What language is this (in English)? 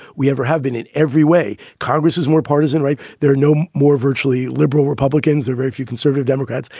English